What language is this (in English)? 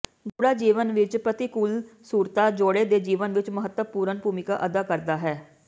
Punjabi